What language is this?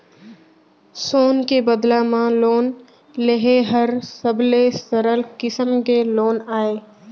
Chhattisgarhi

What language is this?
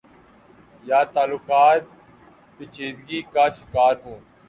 Urdu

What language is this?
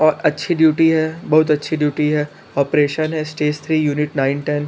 Hindi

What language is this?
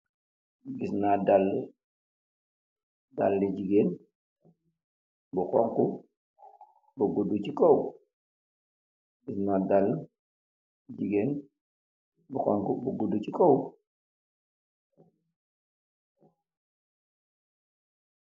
Wolof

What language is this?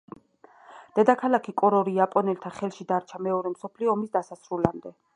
Georgian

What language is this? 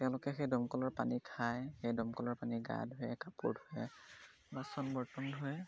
Assamese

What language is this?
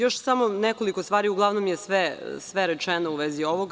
Serbian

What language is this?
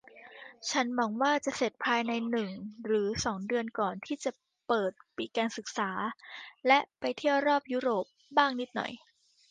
Thai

